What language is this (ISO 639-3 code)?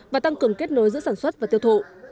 vie